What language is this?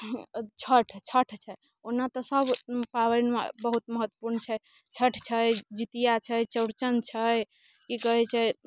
Maithili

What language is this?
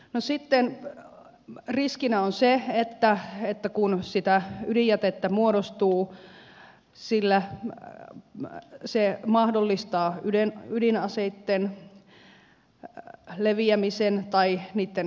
Finnish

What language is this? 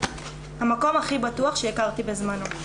Hebrew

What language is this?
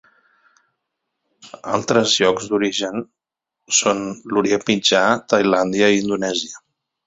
Catalan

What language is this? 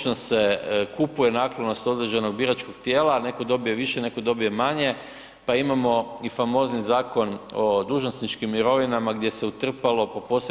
Croatian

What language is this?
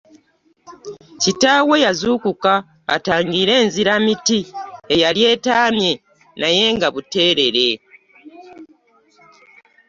Ganda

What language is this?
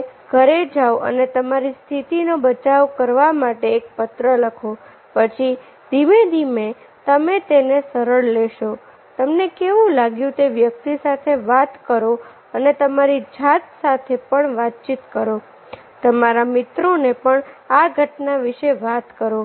Gujarati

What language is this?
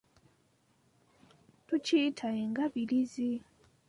Ganda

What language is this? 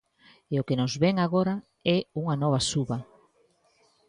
Galician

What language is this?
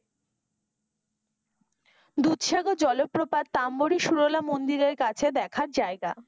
Bangla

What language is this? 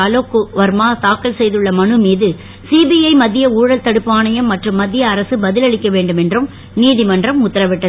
Tamil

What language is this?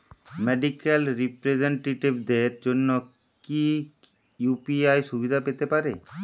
Bangla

